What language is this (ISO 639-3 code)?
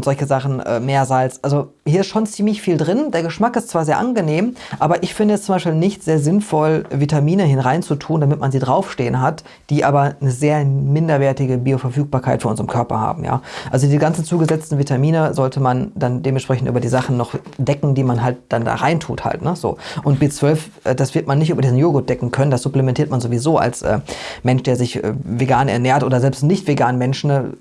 deu